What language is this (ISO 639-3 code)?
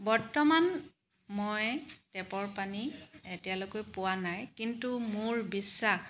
asm